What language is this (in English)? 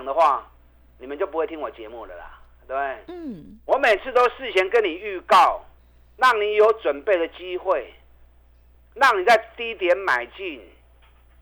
Chinese